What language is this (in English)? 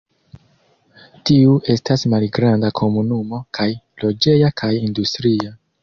Esperanto